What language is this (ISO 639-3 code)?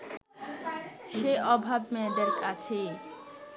ben